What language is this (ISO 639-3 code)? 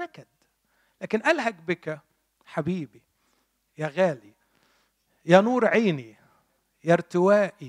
ara